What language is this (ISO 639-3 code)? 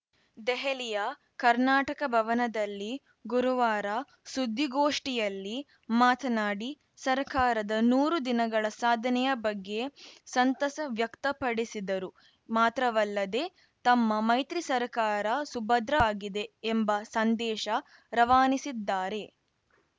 kan